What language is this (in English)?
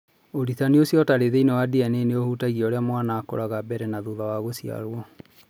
Kikuyu